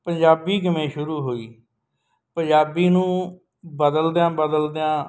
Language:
Punjabi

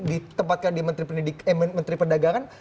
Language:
Indonesian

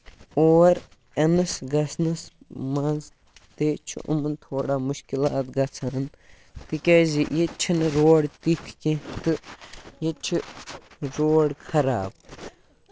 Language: Kashmiri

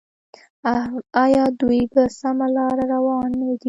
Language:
Pashto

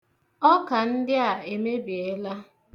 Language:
Igbo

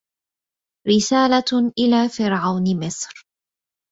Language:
Arabic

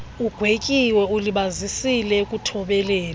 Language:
Xhosa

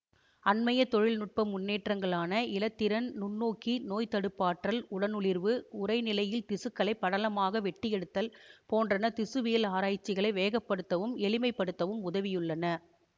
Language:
Tamil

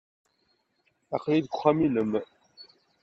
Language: Kabyle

